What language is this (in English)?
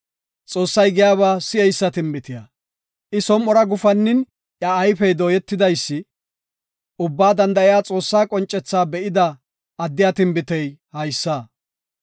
Gofa